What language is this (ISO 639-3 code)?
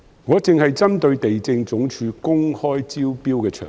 yue